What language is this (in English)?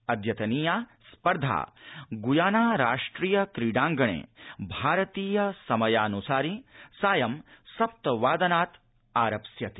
Sanskrit